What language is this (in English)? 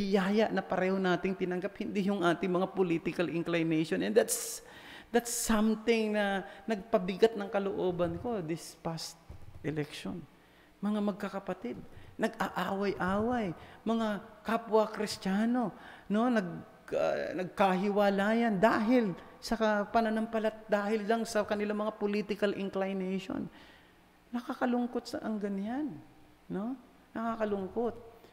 Filipino